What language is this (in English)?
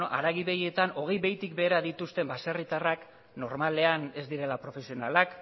Basque